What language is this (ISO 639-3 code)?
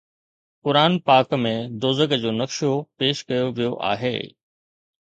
snd